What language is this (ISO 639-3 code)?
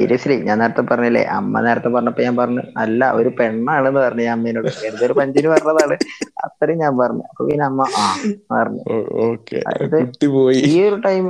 mal